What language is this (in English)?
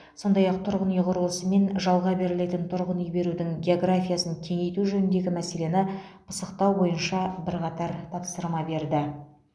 Kazakh